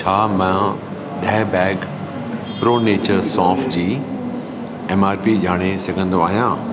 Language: Sindhi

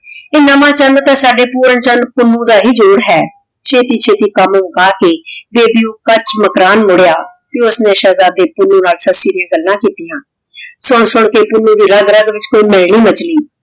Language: Punjabi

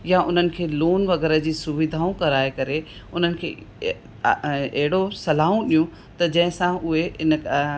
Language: Sindhi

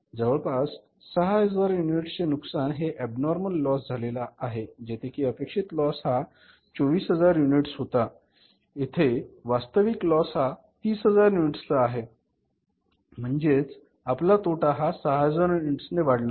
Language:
Marathi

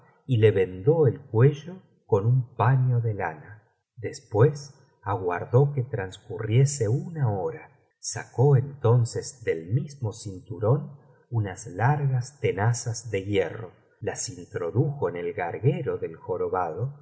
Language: Spanish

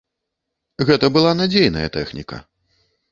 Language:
Belarusian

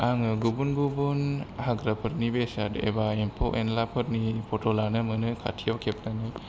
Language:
Bodo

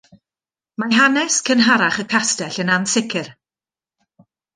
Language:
Welsh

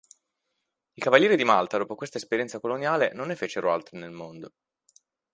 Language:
Italian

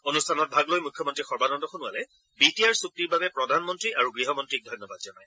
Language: Assamese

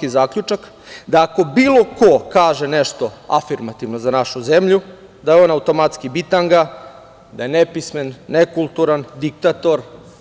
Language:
Serbian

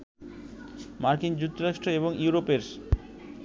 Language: Bangla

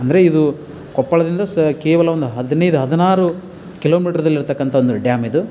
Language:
Kannada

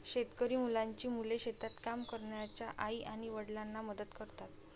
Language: Marathi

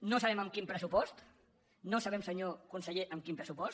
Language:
Catalan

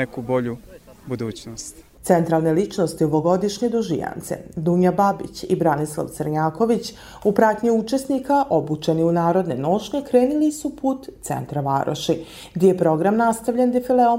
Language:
Croatian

